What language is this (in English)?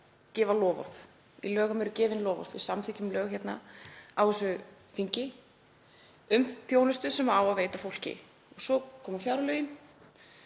Icelandic